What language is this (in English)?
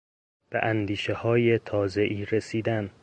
Persian